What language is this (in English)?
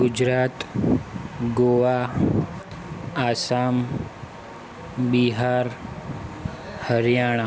Gujarati